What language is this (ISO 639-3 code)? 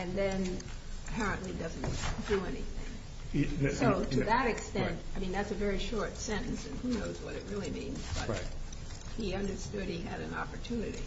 eng